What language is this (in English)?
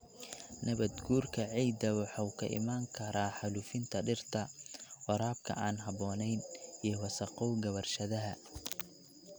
Somali